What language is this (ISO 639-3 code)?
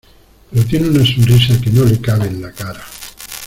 spa